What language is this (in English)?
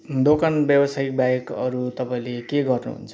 Nepali